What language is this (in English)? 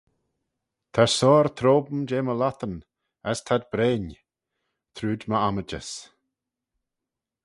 Manx